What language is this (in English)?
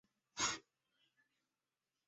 Chinese